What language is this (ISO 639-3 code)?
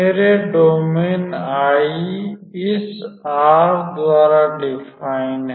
hin